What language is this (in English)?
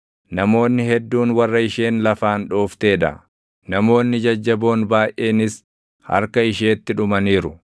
Oromo